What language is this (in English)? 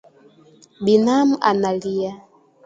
Swahili